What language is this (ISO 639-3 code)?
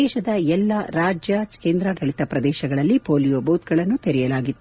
kan